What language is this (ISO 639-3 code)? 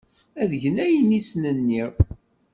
kab